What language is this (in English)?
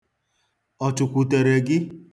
Igbo